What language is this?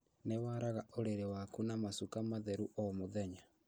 Kikuyu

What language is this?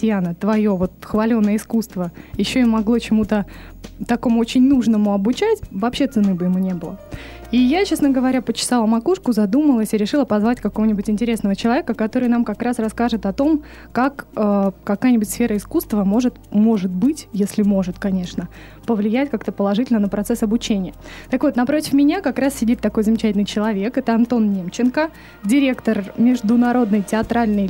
Russian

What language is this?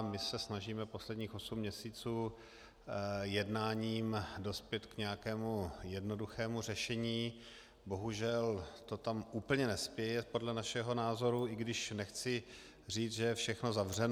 Czech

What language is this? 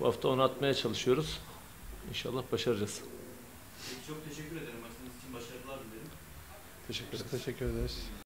Turkish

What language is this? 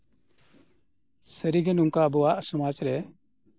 Santali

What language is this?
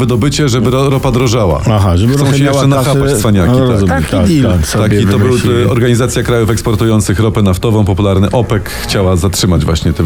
Polish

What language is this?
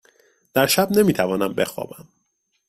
Persian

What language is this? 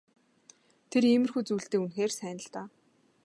Mongolian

